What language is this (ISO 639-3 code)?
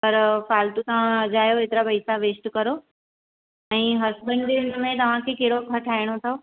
snd